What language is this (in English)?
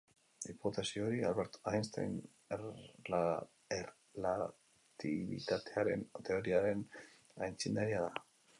Basque